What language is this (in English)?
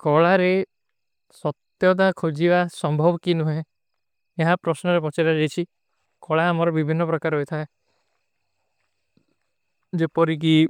Kui (India)